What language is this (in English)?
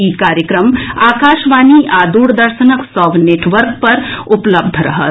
Maithili